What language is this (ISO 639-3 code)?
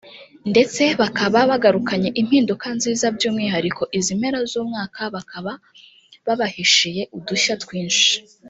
kin